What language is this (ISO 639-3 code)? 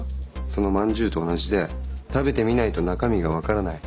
jpn